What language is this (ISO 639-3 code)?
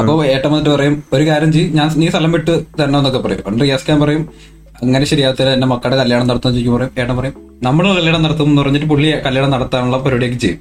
mal